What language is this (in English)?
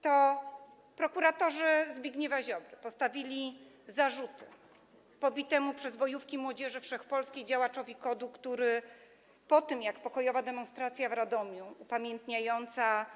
Polish